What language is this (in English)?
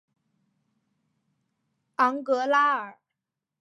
Chinese